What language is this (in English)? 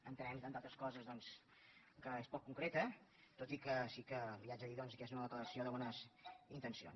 Catalan